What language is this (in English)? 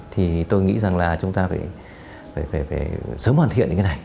Vietnamese